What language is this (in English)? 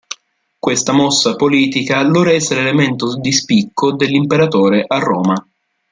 Italian